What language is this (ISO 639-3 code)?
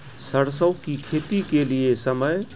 mai